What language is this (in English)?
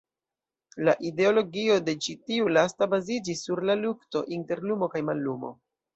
Esperanto